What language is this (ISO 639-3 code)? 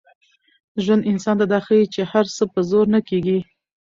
pus